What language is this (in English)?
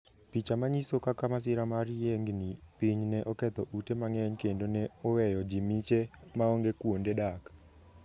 Luo (Kenya and Tanzania)